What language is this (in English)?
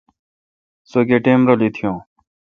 Kalkoti